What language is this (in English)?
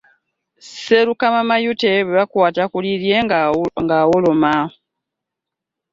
Ganda